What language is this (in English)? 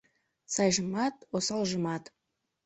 Mari